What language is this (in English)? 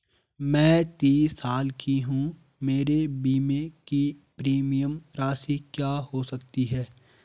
Hindi